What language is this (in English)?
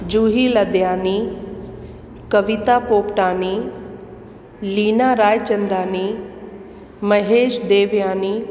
Sindhi